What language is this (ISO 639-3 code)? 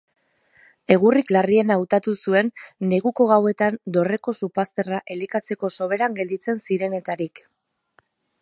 eus